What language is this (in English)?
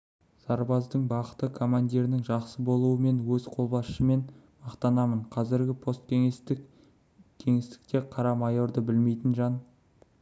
Kazakh